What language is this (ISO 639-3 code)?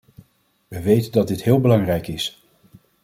nld